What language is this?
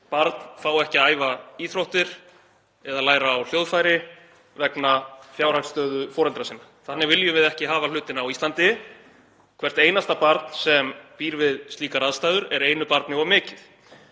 Icelandic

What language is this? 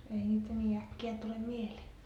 Finnish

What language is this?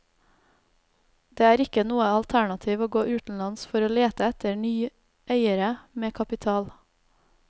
Norwegian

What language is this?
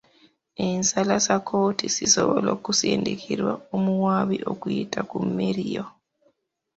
Ganda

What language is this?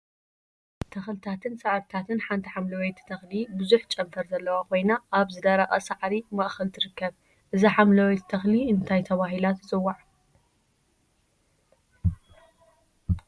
Tigrinya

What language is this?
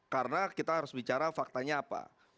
Indonesian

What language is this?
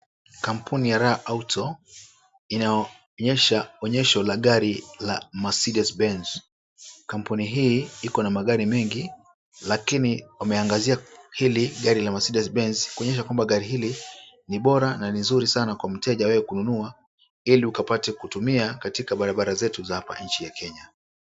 Swahili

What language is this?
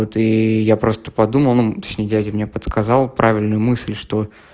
Russian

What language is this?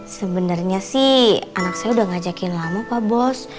Indonesian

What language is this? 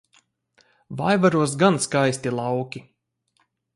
Latvian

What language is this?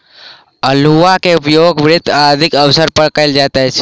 Maithili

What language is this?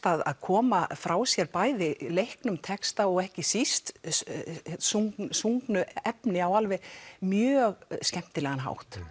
Icelandic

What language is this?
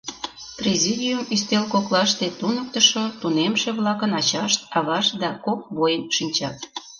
Mari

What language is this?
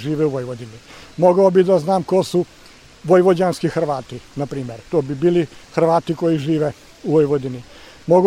Croatian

